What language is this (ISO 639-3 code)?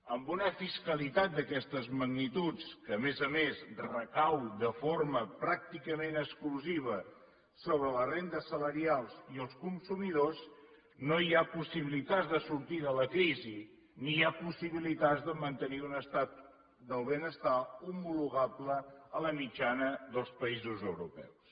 cat